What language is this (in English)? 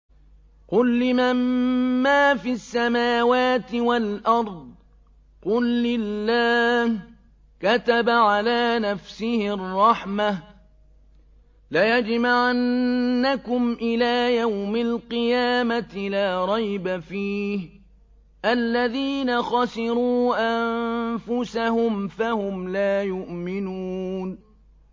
Arabic